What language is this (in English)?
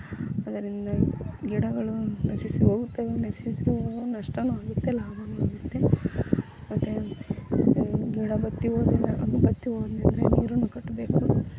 Kannada